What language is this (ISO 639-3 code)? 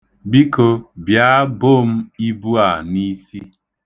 ibo